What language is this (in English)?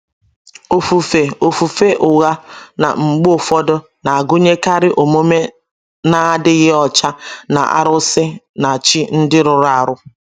Igbo